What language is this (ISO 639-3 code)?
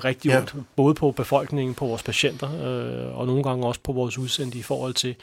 dan